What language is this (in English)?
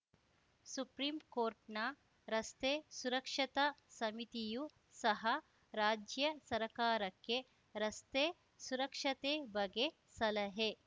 Kannada